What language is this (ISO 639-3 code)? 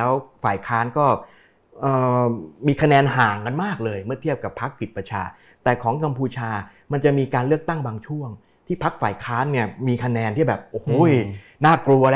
tha